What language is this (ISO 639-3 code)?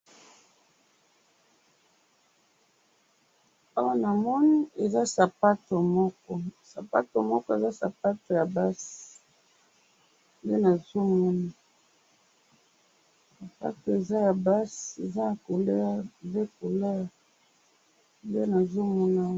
lin